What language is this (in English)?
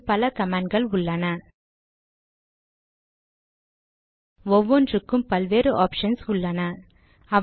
Tamil